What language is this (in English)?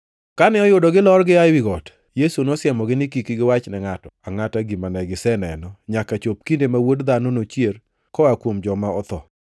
Luo (Kenya and Tanzania)